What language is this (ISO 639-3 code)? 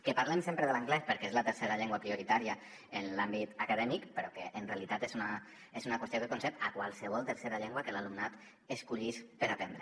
cat